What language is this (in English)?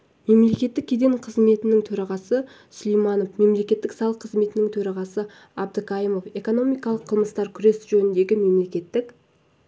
Kazakh